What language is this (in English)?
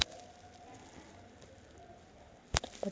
Marathi